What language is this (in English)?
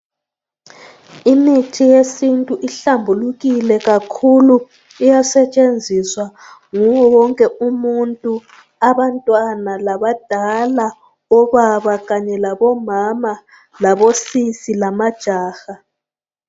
North Ndebele